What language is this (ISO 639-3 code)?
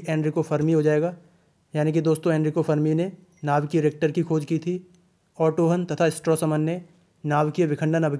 hin